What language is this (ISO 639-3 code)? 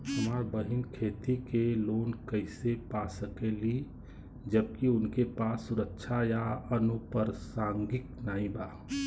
bho